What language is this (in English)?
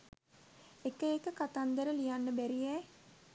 Sinhala